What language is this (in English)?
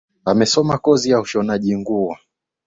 Swahili